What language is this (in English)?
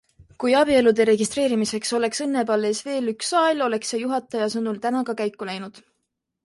Estonian